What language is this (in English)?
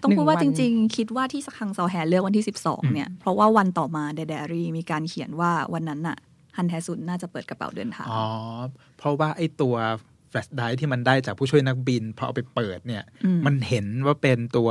Thai